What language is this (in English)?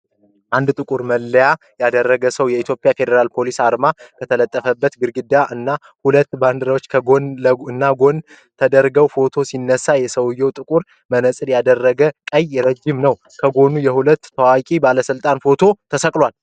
Amharic